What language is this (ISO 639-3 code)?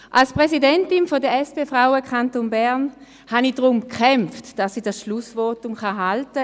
gsw